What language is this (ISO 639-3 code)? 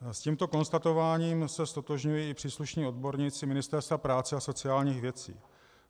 ces